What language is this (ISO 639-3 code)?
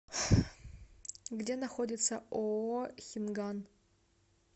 rus